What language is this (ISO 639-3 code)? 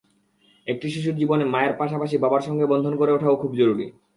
ben